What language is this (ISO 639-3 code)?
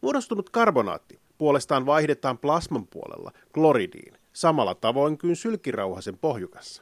fin